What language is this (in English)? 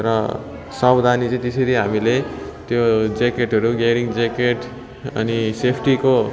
Nepali